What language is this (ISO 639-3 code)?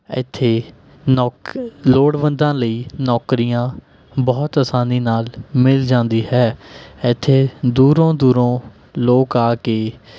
pan